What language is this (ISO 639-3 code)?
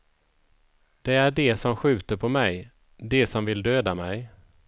swe